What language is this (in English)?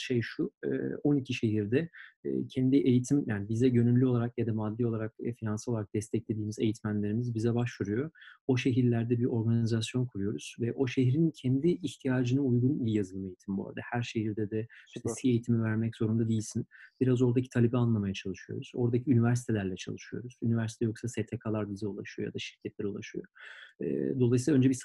Turkish